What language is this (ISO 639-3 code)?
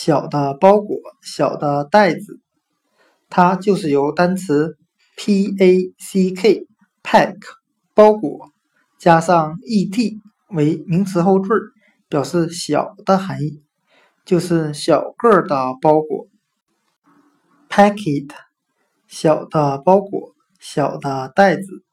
zho